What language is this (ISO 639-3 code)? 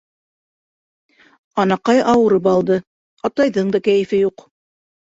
bak